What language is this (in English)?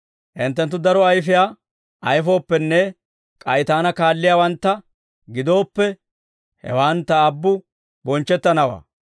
Dawro